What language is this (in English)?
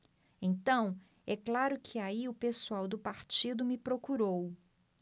Portuguese